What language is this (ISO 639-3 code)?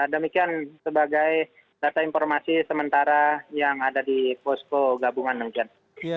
ind